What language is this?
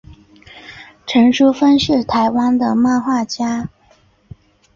Chinese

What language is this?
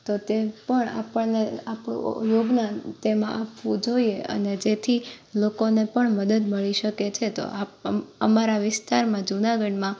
Gujarati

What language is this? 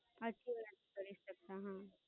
Gujarati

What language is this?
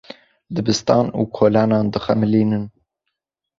Kurdish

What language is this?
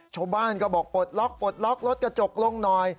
Thai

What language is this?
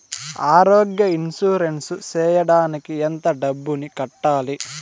Telugu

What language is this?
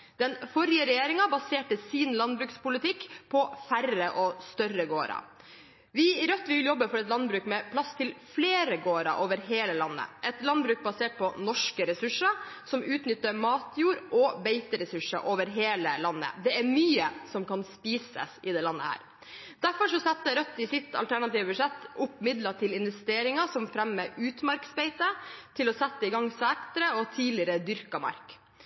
Norwegian Bokmål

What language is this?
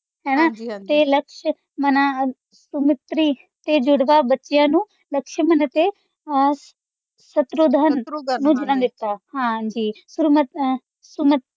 Punjabi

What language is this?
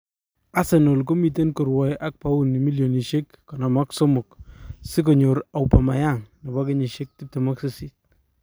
Kalenjin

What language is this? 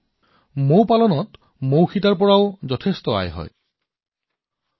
Assamese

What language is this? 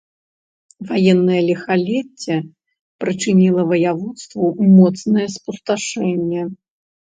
Belarusian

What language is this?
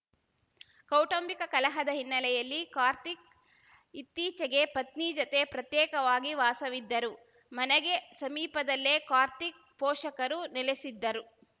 Kannada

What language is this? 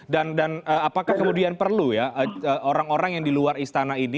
Indonesian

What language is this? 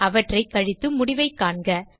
Tamil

